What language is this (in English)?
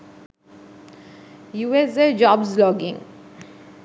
Sinhala